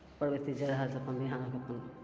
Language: Maithili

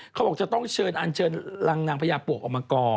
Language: Thai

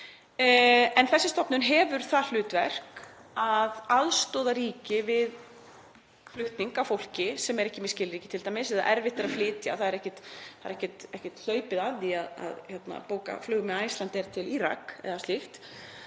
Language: Icelandic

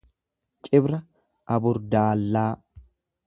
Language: Oromo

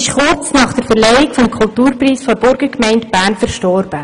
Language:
Swiss German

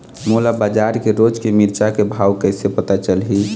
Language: Chhattisgarhi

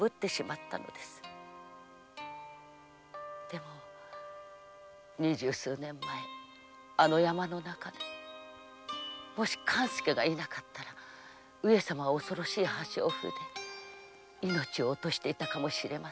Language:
Japanese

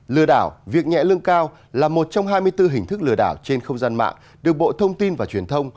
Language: Vietnamese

